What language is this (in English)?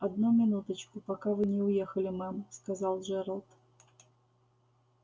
Russian